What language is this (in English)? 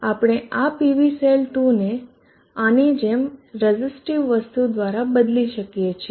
Gujarati